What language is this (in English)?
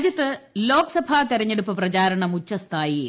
Malayalam